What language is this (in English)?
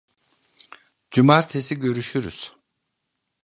Turkish